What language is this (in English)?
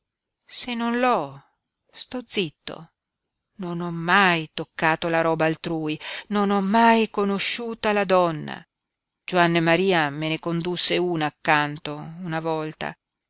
Italian